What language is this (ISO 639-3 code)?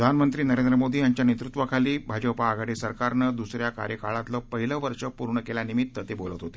mar